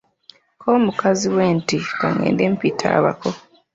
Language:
Ganda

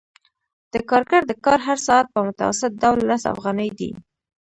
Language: Pashto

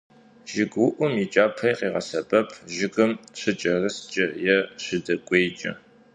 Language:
Kabardian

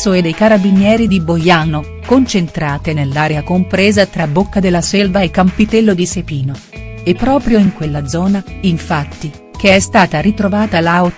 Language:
Italian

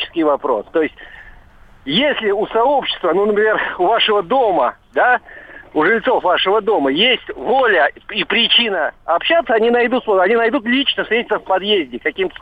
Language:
Russian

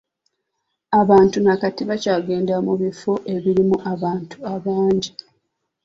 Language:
Ganda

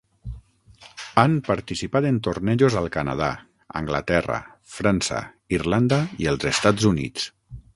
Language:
Catalan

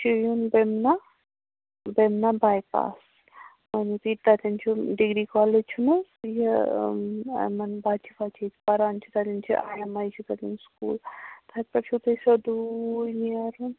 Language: Kashmiri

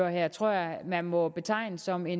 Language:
Danish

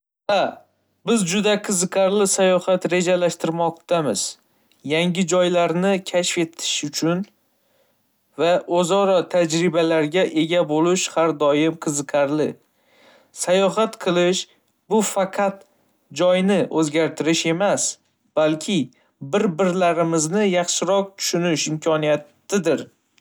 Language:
Uzbek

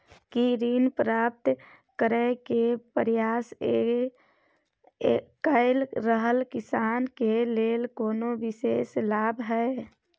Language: Maithili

